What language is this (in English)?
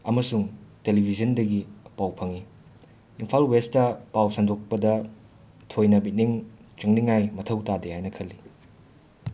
Manipuri